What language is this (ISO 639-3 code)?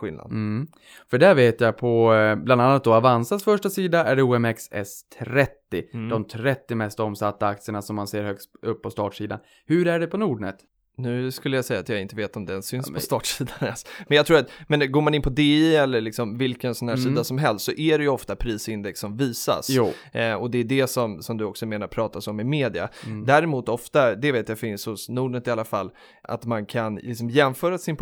swe